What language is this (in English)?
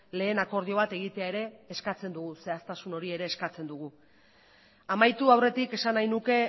Basque